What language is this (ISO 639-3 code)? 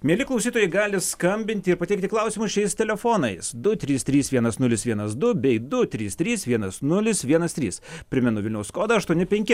lit